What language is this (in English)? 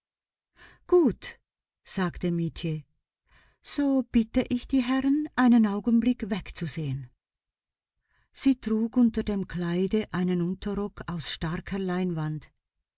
German